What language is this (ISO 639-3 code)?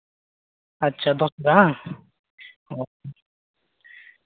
sat